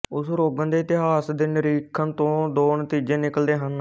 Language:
Punjabi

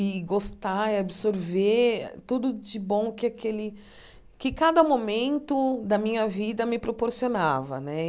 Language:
Portuguese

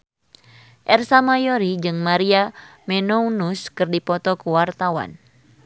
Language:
Sundanese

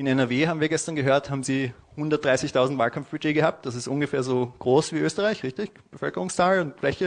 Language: German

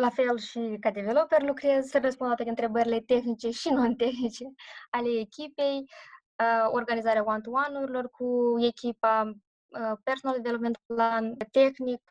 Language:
Romanian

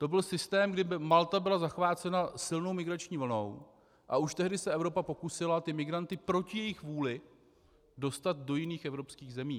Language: Czech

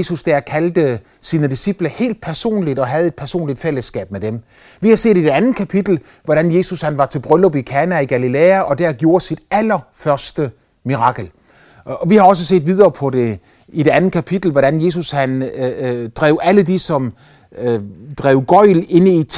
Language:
Danish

